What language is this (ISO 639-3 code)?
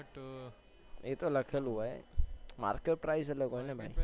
guj